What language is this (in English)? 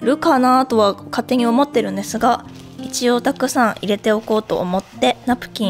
Japanese